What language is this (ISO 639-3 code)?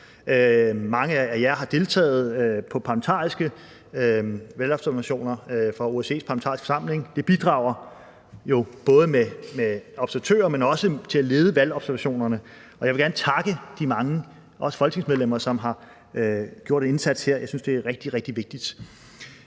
dan